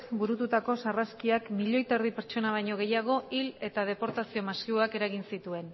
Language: Basque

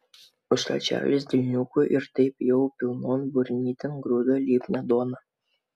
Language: Lithuanian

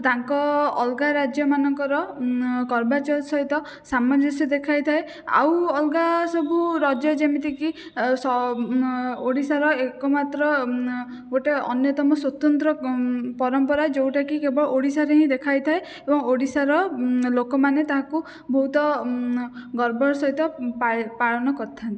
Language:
Odia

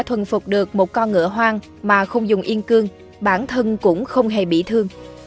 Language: Vietnamese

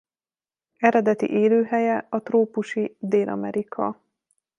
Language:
Hungarian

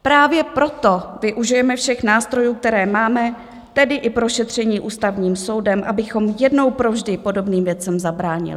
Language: Czech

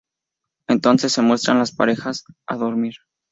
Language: Spanish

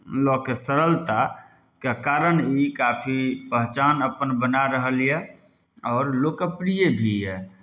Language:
Maithili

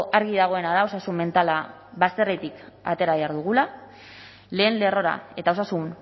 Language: Basque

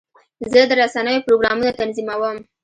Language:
Pashto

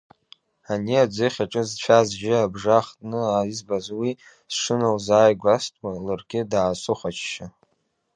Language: Abkhazian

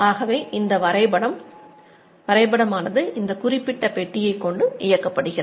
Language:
Tamil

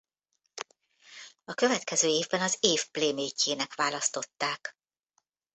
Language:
Hungarian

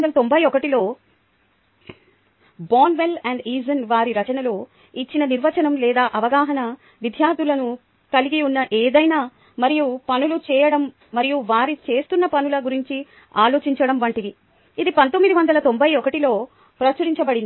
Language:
Telugu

